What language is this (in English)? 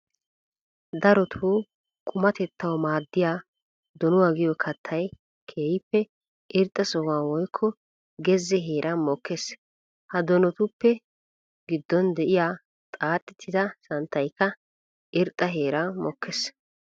Wolaytta